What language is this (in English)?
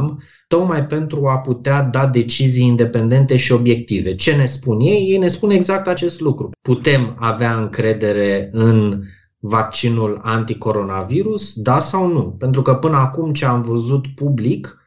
Romanian